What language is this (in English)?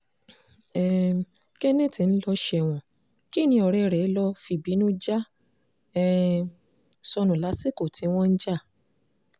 Yoruba